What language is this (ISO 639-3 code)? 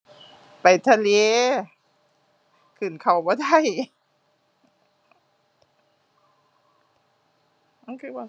tha